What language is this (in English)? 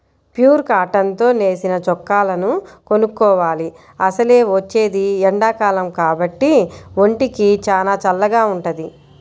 Telugu